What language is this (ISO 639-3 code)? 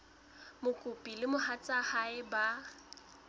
sot